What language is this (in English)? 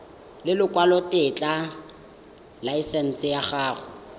Tswana